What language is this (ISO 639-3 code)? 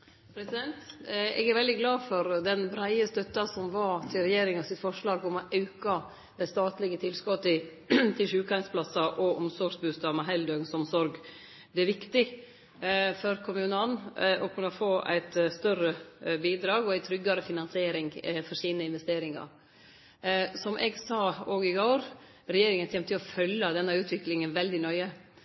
nor